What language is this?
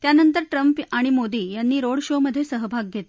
Marathi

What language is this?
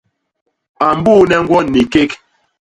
Basaa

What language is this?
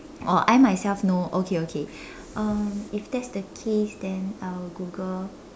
English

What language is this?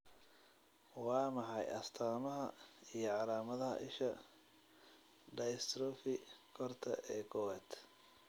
Somali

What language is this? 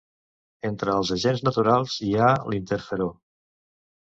Catalan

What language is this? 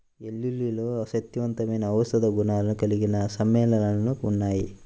Telugu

